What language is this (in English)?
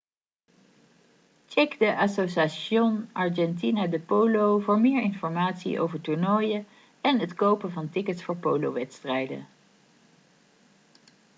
Dutch